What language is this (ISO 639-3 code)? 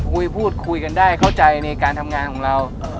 tha